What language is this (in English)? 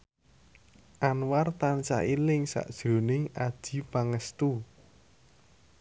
Javanese